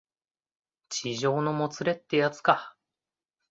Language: Japanese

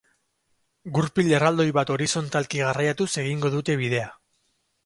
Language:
Basque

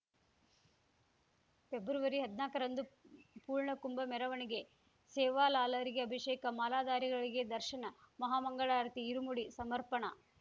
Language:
Kannada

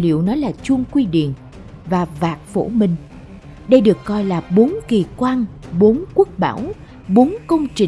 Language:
Vietnamese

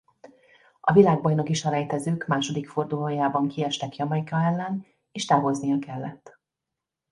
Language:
Hungarian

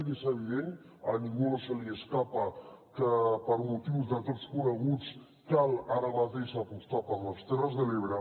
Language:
Catalan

